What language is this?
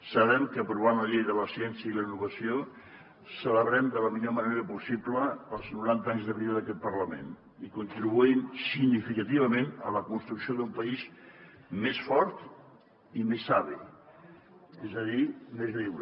Catalan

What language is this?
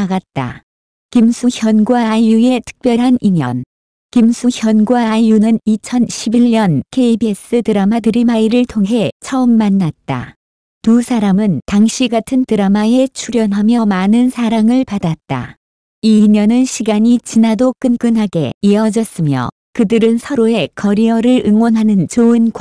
Korean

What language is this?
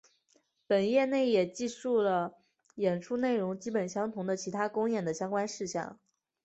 Chinese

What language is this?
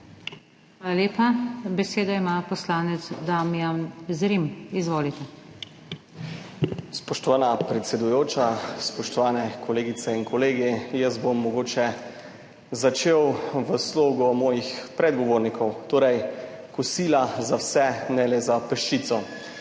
Slovenian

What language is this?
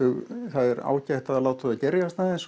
Icelandic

